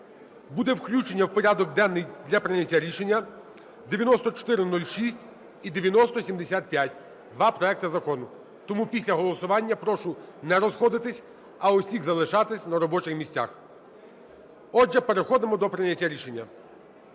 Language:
Ukrainian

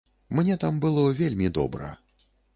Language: Belarusian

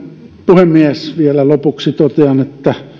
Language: Finnish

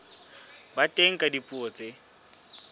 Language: Southern Sotho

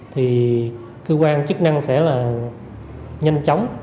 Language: Vietnamese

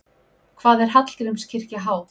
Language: Icelandic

